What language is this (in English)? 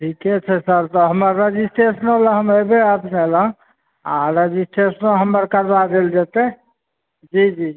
Maithili